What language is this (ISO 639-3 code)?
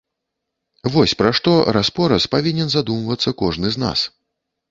bel